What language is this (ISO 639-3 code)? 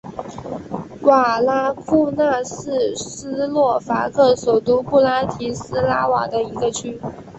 zho